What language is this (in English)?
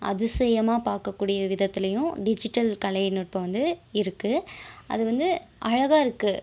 Tamil